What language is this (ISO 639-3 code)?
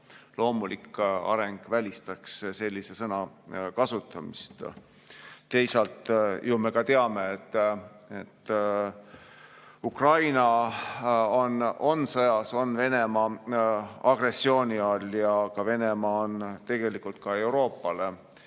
est